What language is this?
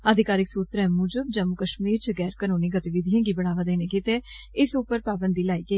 Dogri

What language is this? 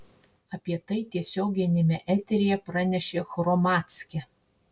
Lithuanian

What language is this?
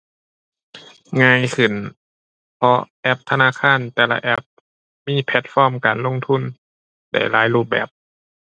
Thai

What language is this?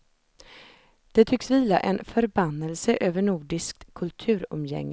Swedish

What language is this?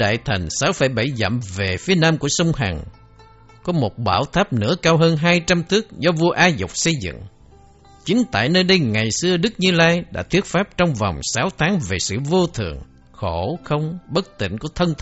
Vietnamese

